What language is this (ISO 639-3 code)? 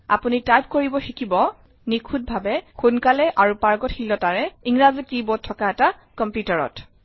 asm